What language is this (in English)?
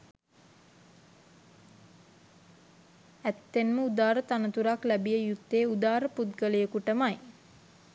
Sinhala